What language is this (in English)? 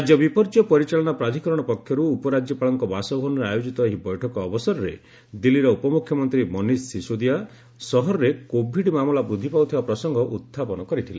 Odia